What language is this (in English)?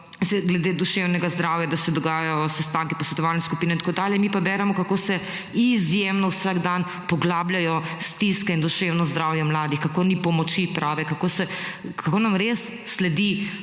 Slovenian